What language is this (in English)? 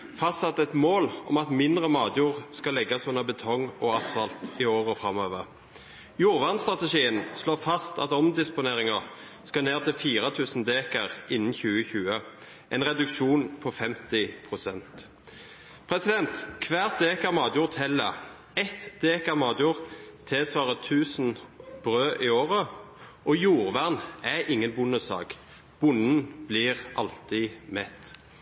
Norwegian Bokmål